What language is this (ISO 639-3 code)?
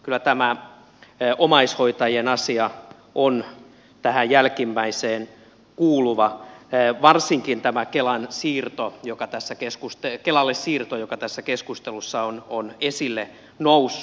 fin